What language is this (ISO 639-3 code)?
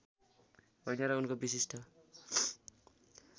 nep